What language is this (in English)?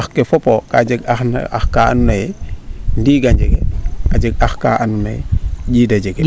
Serer